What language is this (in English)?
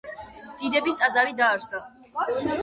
Georgian